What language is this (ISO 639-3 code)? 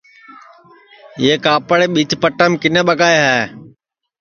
ssi